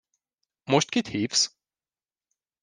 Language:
Hungarian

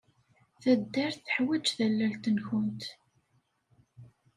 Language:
Kabyle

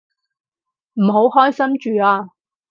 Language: Cantonese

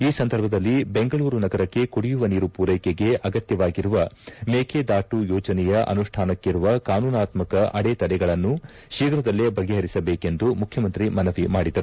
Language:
Kannada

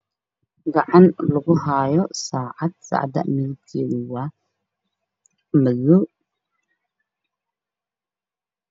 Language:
Somali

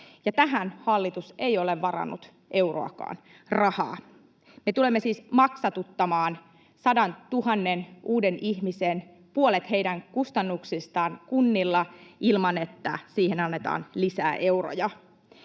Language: Finnish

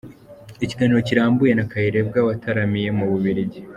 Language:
Kinyarwanda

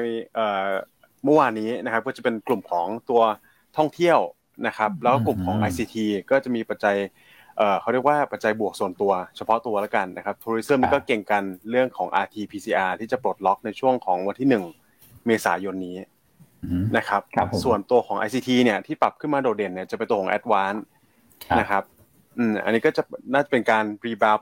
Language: Thai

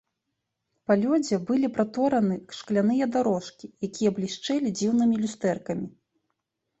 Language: Belarusian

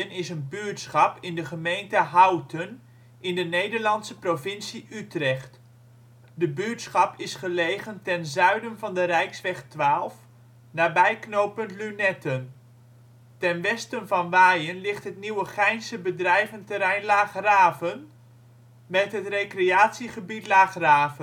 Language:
Dutch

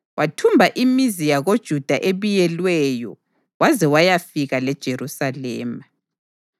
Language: North Ndebele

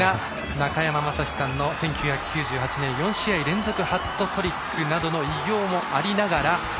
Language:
Japanese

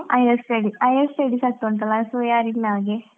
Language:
Kannada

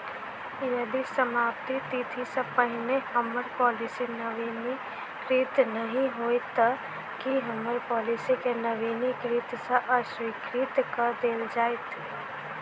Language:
Maithili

